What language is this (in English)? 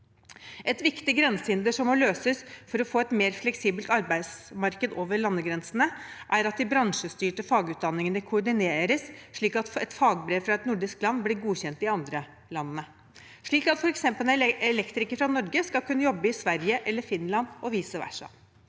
Norwegian